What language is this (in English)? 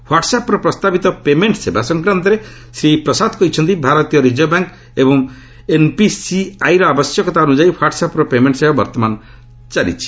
Odia